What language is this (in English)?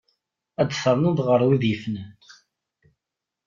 Kabyle